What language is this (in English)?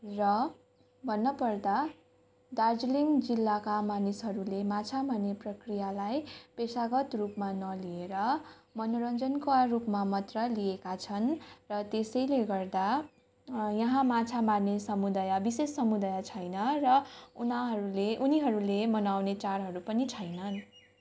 Nepali